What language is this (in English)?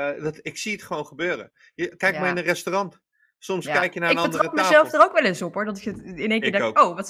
Dutch